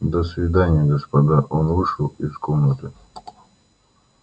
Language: Russian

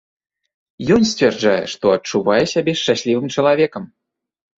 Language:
Belarusian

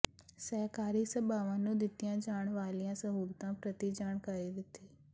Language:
Punjabi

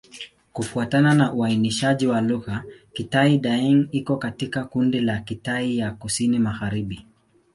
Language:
Swahili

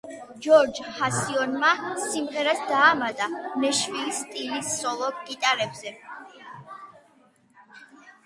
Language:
Georgian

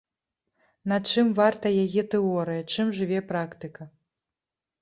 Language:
Belarusian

